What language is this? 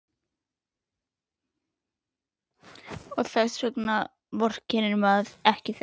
Icelandic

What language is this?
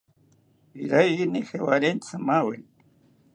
South Ucayali Ashéninka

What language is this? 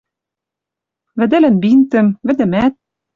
Western Mari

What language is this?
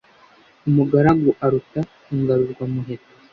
Kinyarwanda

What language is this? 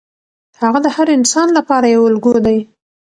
Pashto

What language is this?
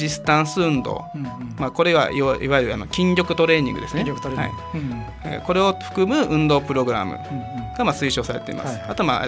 Japanese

